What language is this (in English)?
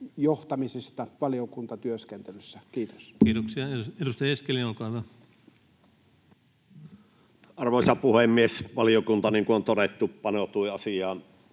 Finnish